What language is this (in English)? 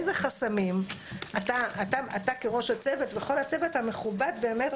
Hebrew